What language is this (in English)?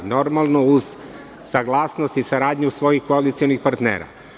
Serbian